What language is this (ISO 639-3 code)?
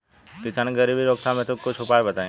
bho